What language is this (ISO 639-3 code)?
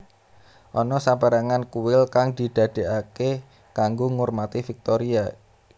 jav